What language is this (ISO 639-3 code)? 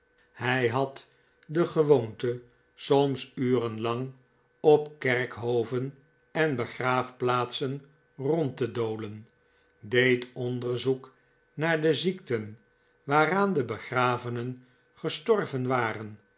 nld